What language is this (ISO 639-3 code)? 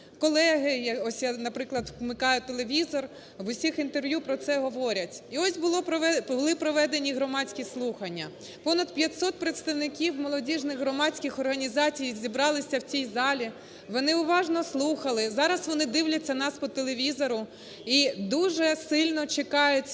ukr